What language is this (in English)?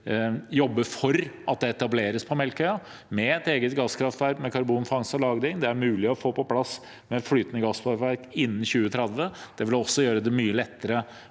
Norwegian